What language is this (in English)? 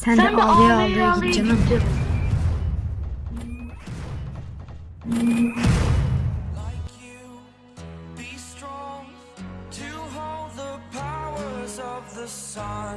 Turkish